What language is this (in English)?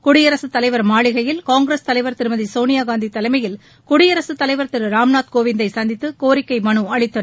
Tamil